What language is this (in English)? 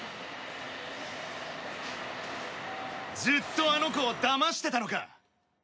Japanese